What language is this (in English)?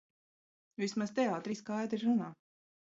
Latvian